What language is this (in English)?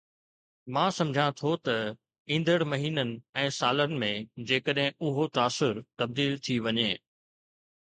Sindhi